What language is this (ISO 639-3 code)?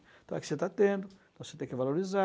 por